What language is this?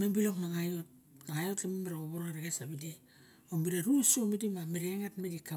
Barok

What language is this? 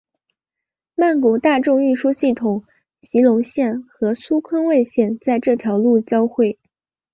Chinese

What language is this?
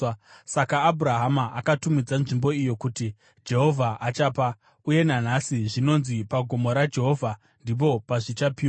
Shona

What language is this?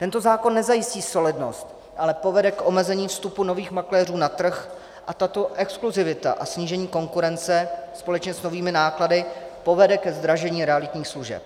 Czech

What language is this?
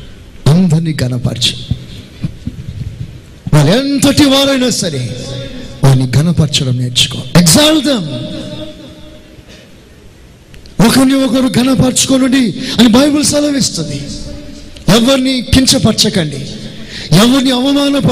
Telugu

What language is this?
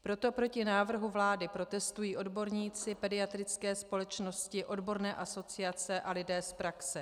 Czech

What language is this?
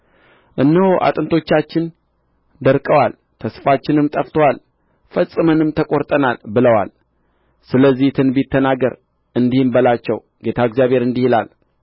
Amharic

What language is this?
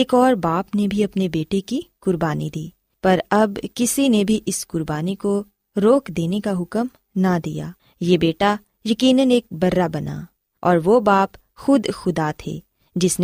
Urdu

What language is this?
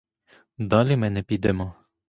Ukrainian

